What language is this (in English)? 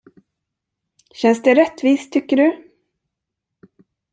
Swedish